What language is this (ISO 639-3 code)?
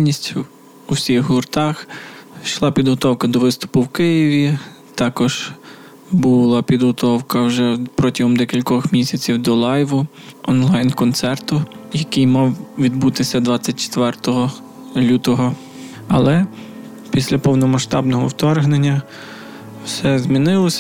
ukr